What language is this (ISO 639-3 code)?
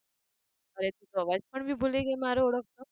guj